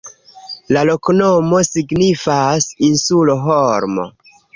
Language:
Esperanto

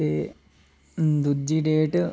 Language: Dogri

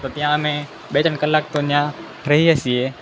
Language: Gujarati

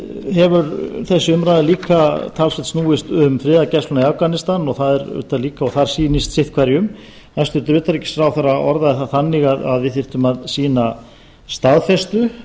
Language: Icelandic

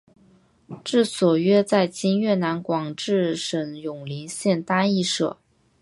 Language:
Chinese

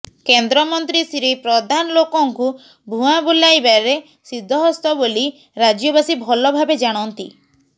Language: Odia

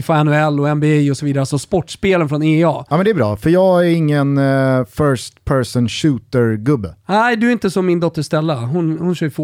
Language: Swedish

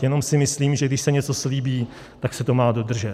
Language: Czech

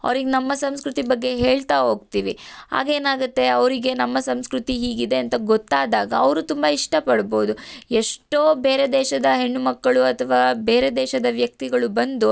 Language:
Kannada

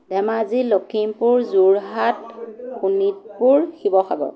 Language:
Assamese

